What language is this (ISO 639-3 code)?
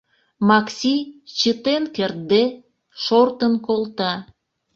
chm